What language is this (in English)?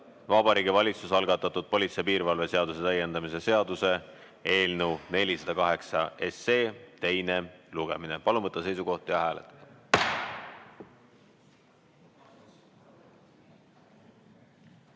Estonian